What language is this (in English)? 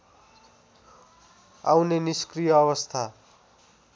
Nepali